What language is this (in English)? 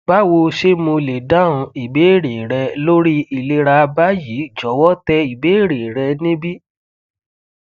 Yoruba